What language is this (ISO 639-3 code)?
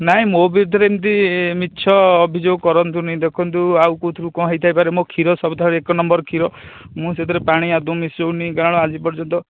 ori